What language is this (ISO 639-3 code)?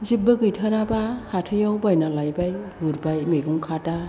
brx